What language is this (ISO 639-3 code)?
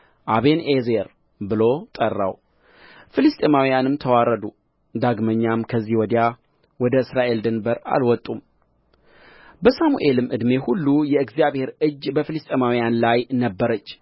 amh